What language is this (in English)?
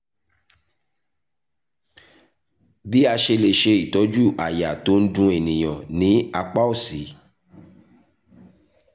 Yoruba